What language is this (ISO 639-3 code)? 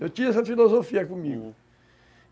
por